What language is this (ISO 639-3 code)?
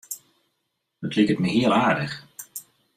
fry